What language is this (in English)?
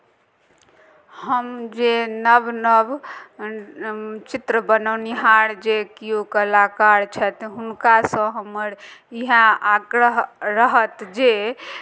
Maithili